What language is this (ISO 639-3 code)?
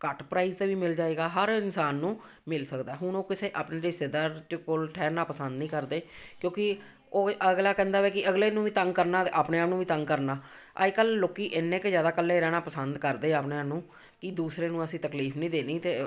pan